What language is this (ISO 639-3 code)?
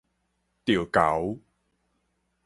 nan